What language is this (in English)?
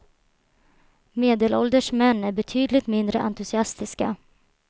Swedish